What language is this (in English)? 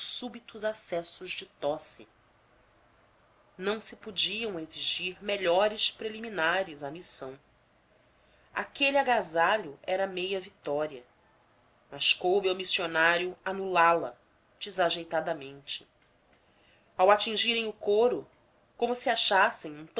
Portuguese